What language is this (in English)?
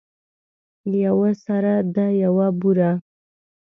Pashto